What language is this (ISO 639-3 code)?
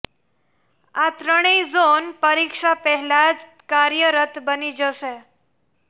guj